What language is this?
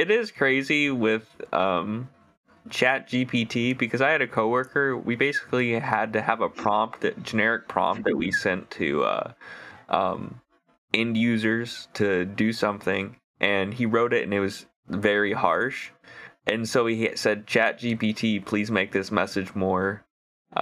English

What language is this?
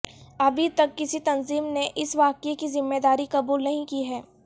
Urdu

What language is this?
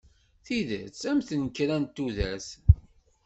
Kabyle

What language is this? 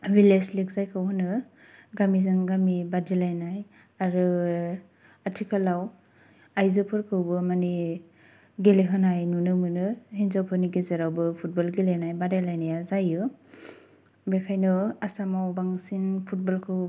Bodo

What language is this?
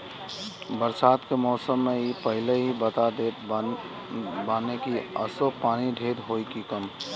Bhojpuri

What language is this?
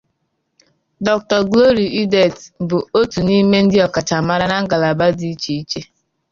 Igbo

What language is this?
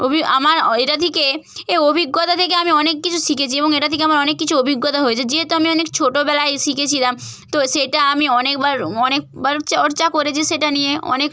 Bangla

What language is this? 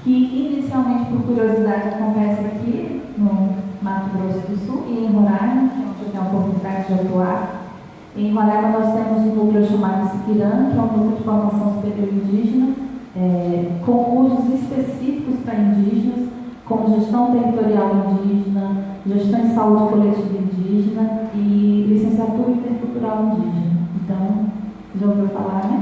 Portuguese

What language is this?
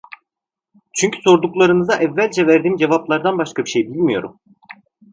Turkish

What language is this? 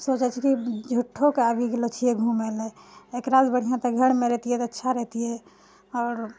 Maithili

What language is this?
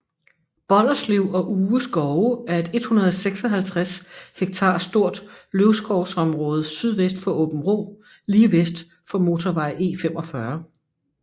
Danish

